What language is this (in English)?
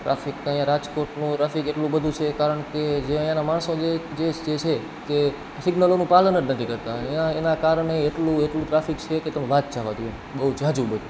Gujarati